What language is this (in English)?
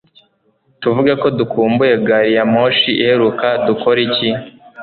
Kinyarwanda